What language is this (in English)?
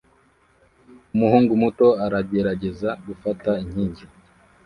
Kinyarwanda